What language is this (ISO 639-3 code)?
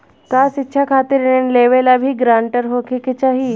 bho